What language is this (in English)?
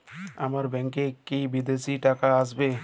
Bangla